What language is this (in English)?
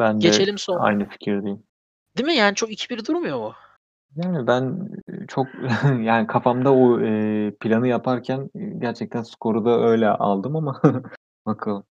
Turkish